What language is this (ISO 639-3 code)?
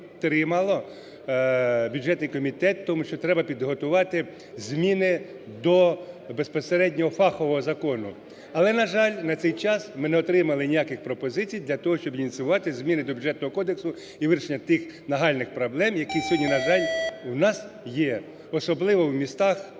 ukr